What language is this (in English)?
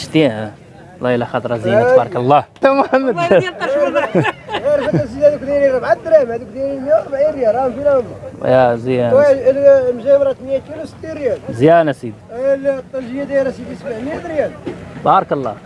Arabic